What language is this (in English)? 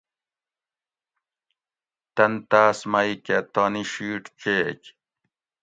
Gawri